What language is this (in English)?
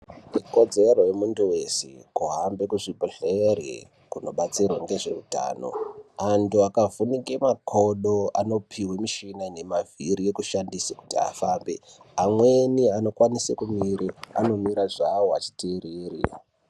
Ndau